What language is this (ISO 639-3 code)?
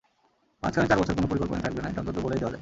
ben